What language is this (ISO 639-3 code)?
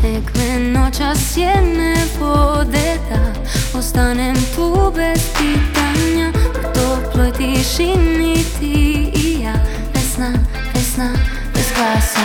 hrv